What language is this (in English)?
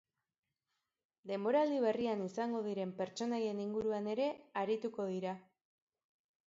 Basque